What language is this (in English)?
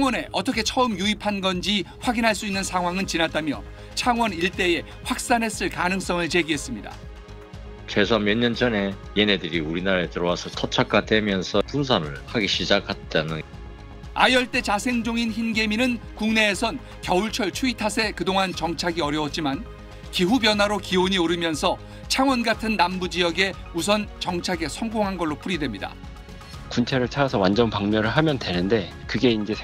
Korean